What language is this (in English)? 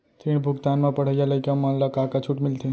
Chhattisgarhi